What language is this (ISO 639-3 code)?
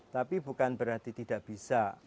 ind